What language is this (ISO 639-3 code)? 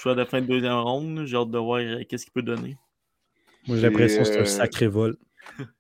fra